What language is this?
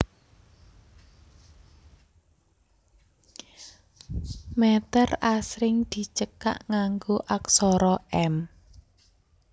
Javanese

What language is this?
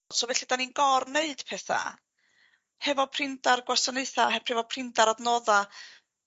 Welsh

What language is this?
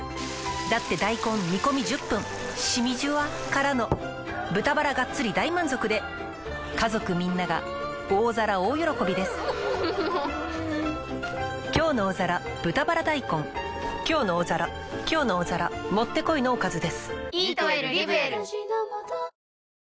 Japanese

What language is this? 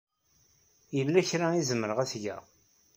Kabyle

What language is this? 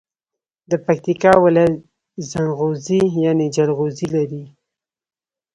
Pashto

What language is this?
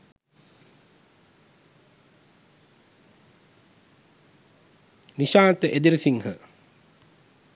Sinhala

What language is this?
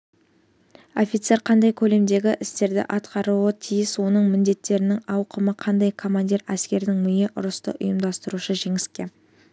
Kazakh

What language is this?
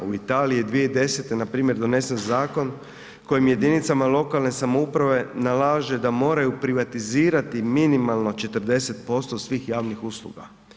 Croatian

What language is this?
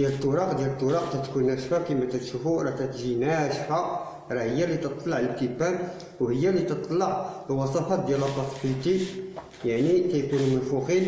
Arabic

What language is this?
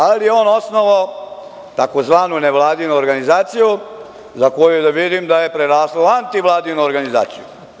Serbian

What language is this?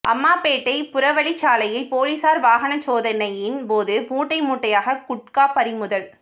Tamil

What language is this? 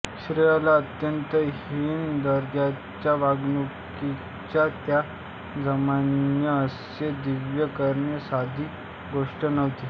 Marathi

